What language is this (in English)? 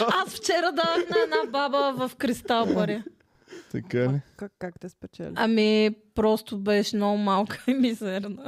Bulgarian